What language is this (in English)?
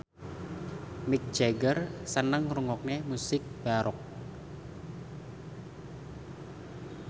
Javanese